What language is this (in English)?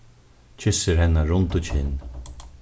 Faroese